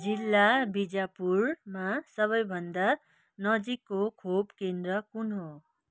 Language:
Nepali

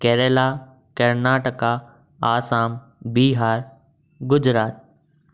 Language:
Sindhi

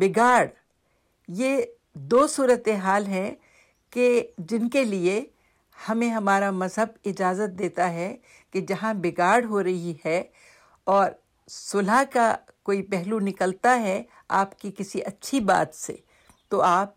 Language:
Urdu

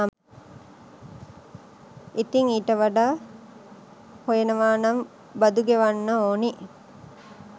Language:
Sinhala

